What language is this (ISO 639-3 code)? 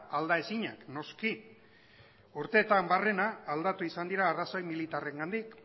eus